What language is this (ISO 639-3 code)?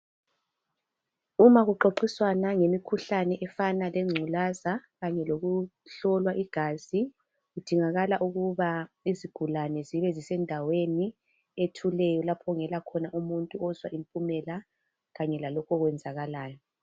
nde